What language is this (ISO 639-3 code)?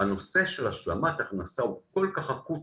heb